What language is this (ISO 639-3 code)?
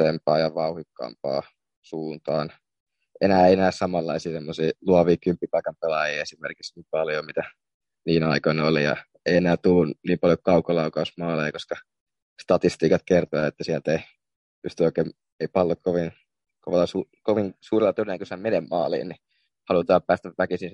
fin